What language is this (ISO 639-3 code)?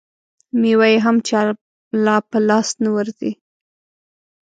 pus